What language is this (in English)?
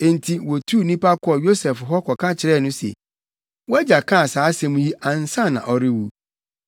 Akan